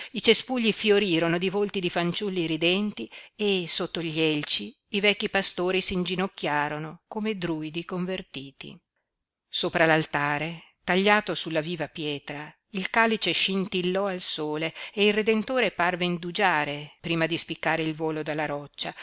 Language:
Italian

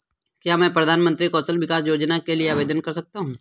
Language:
Hindi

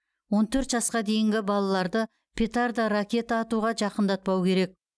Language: Kazakh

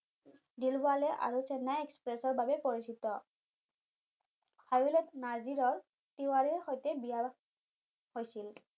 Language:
Assamese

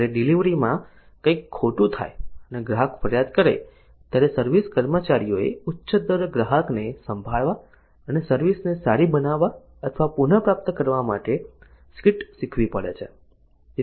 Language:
Gujarati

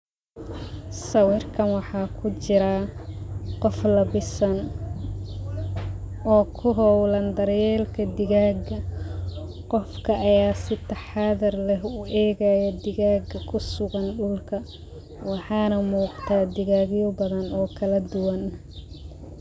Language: Somali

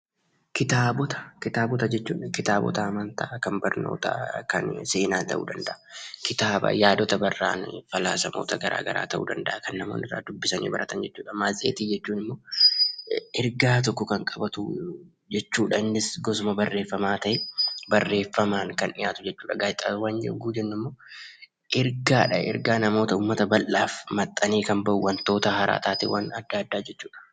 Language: Oromo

